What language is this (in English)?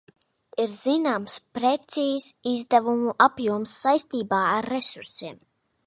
Latvian